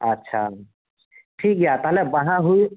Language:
Santali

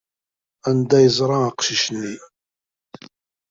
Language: Kabyle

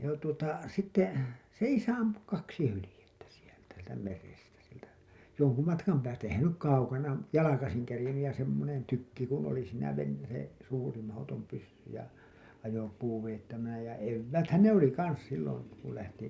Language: Finnish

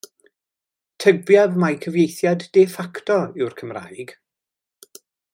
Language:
Welsh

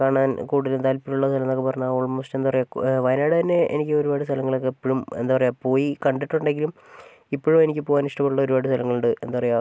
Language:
Malayalam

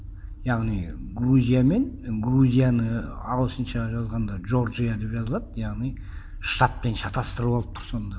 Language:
Kazakh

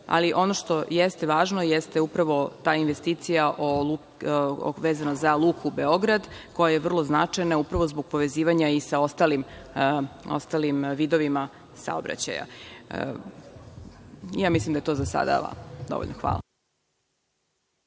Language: Serbian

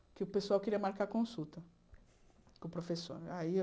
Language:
Portuguese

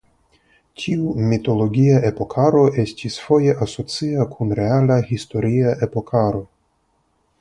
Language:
Esperanto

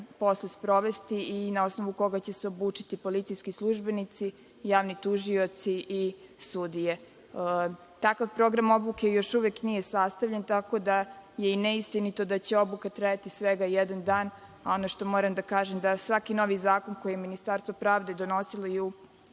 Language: Serbian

